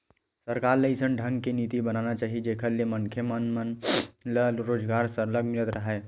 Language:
Chhattisgarhi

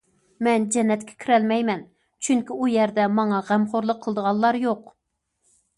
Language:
Uyghur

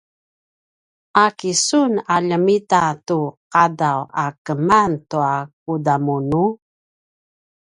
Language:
Paiwan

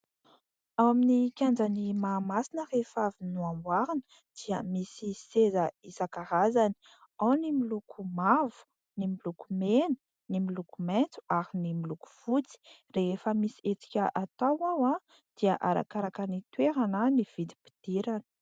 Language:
Malagasy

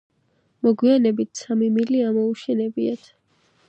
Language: Georgian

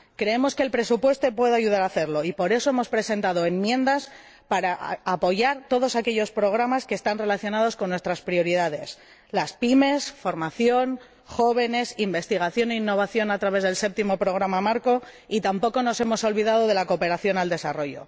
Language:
Spanish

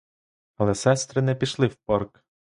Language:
Ukrainian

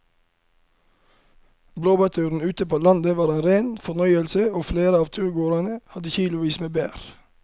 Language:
Norwegian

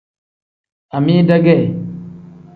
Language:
Tem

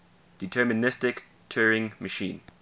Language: English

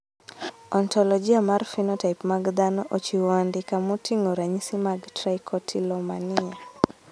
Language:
Luo (Kenya and Tanzania)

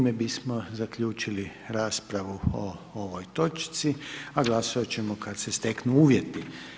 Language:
Croatian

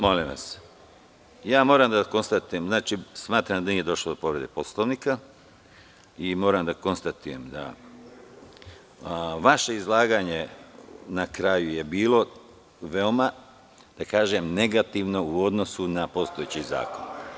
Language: Serbian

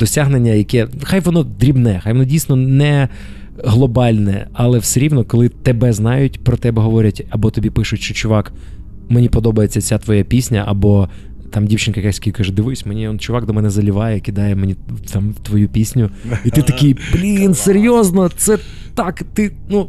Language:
Ukrainian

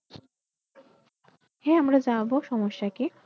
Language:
Bangla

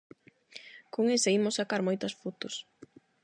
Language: Galician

